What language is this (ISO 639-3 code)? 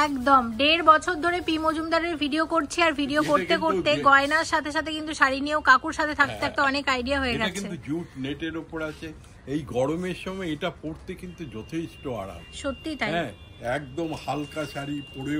ben